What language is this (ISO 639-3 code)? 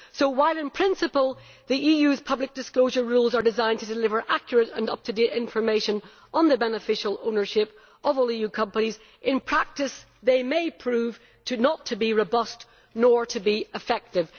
eng